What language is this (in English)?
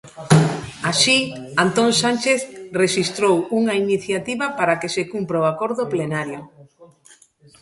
Galician